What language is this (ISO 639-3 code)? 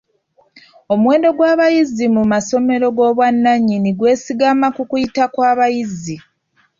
lug